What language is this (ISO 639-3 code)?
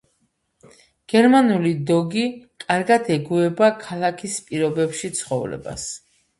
kat